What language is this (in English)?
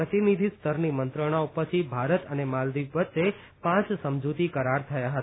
Gujarati